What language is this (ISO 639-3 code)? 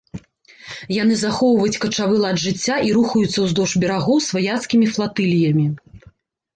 bel